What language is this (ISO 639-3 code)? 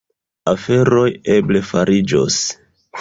epo